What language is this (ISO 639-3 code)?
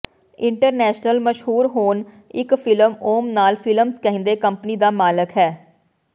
pan